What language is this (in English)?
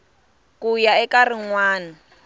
Tsonga